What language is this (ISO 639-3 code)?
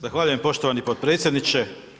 hrv